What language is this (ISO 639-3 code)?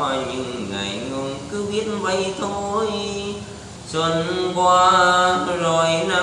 vie